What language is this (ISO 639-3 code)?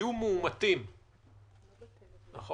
heb